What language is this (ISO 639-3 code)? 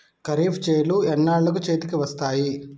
tel